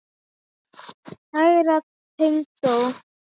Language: Icelandic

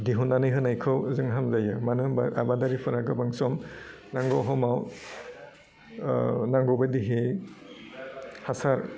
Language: Bodo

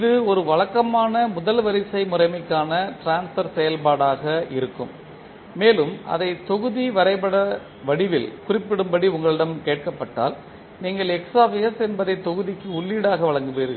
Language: Tamil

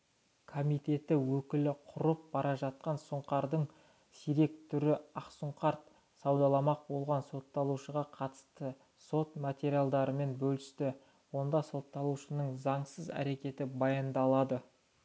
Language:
Kazakh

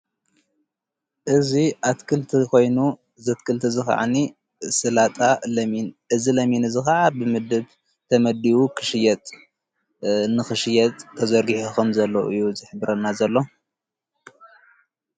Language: Tigrinya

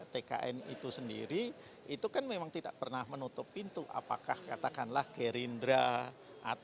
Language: Indonesian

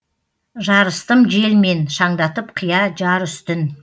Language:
Kazakh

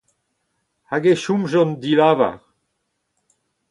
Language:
Breton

